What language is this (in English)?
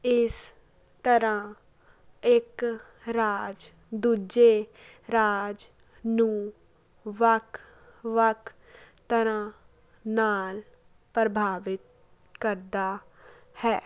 Punjabi